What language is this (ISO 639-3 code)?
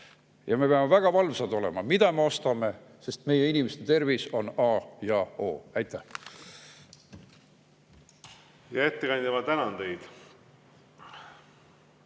est